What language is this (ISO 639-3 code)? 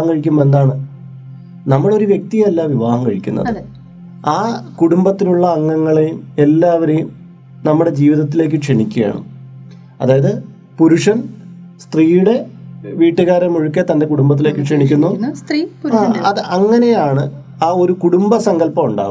mal